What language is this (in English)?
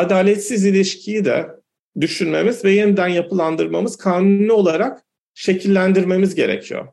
Turkish